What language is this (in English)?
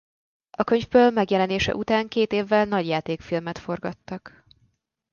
Hungarian